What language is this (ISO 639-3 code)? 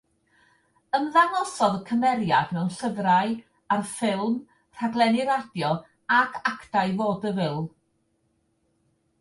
cym